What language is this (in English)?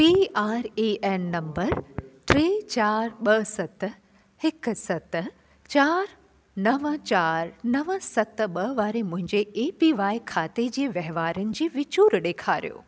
Sindhi